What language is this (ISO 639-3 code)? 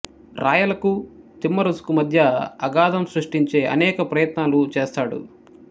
tel